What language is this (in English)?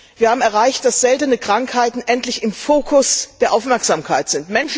German